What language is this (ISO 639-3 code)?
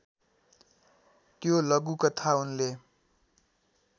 nep